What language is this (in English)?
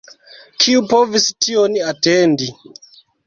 Esperanto